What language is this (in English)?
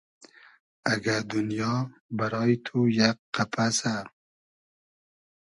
Hazaragi